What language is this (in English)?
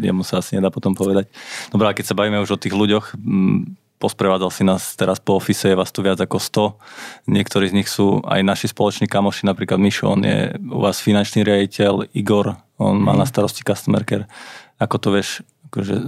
Slovak